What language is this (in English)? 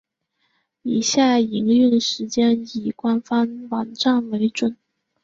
Chinese